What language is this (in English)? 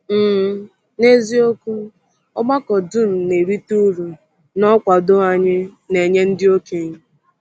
Igbo